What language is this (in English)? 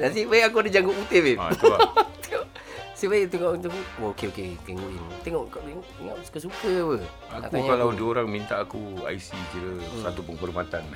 Malay